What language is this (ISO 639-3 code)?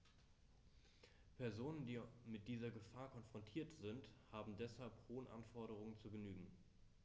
deu